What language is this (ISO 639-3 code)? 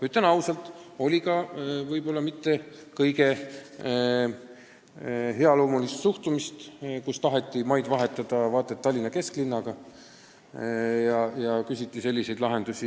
est